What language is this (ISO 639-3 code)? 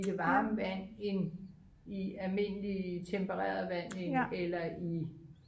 dan